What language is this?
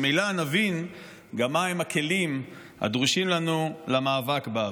Hebrew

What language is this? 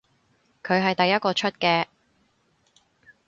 Cantonese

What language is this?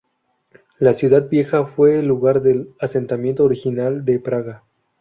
Spanish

